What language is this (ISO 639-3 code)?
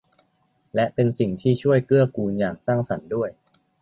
tha